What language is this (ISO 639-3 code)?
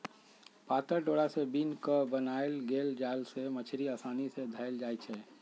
mag